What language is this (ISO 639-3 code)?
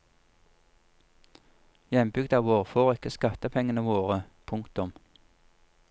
nor